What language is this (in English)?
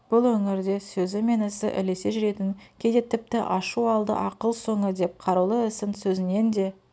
Kazakh